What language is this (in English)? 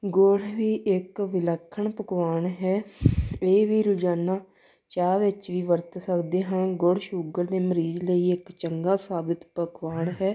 Punjabi